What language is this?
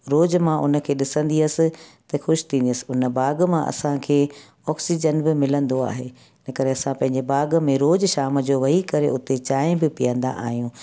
Sindhi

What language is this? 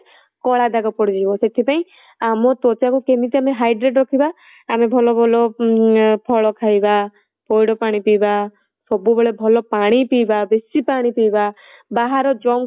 Odia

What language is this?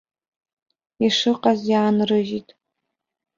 Abkhazian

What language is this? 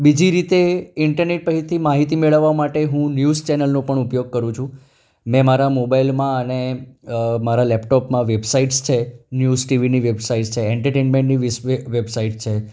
Gujarati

